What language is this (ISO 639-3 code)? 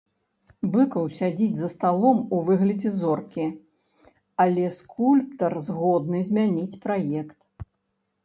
bel